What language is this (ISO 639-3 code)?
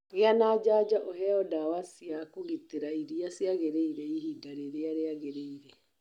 kik